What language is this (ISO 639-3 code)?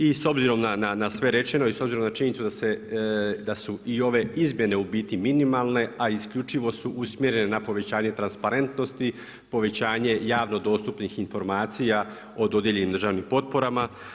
hrv